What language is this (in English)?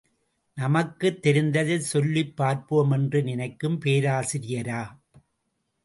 Tamil